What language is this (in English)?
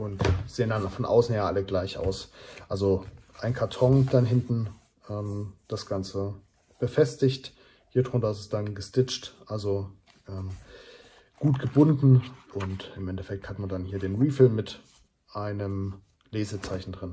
German